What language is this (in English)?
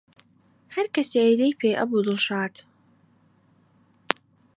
Central Kurdish